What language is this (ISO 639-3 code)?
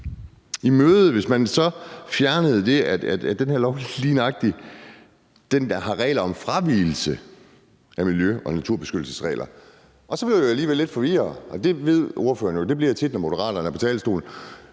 dan